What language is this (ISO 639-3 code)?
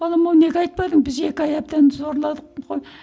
kaz